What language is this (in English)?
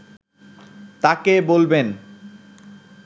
Bangla